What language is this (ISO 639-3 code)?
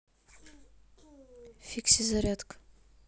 rus